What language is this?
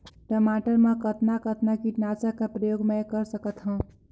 Chhattisgarhi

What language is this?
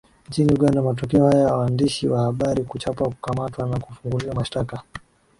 Swahili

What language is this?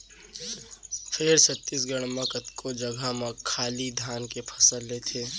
Chhattisgarhi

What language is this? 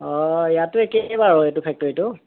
Assamese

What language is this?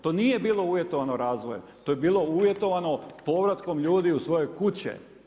Croatian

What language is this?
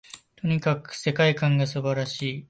Japanese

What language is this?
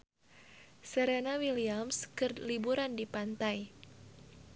Sundanese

